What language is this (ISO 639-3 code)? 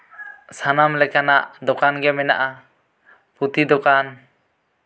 sat